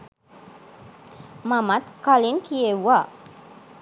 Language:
Sinhala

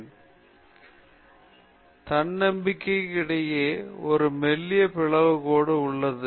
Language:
Tamil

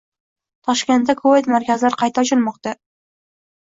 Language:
Uzbek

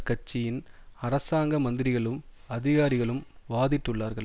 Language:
Tamil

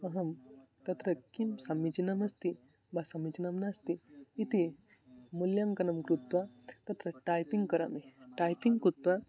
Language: Sanskrit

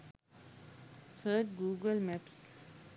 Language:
Sinhala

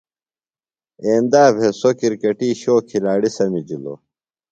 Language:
Phalura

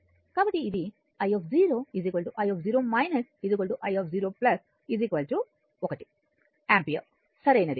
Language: Telugu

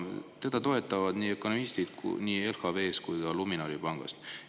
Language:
Estonian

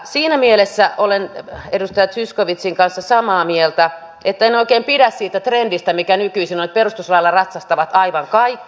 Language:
Finnish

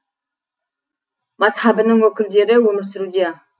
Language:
Kazakh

